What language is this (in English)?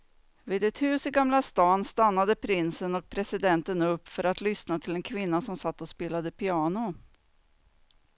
Swedish